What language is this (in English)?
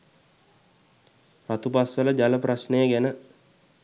Sinhala